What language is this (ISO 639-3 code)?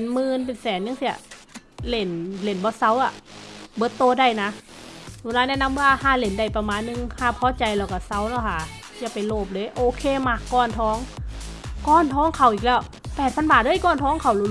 tha